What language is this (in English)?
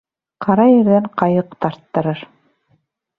Bashkir